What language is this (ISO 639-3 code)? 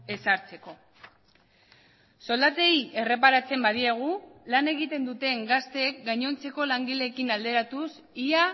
eus